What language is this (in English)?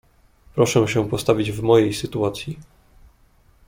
Polish